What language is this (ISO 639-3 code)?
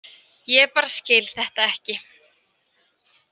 isl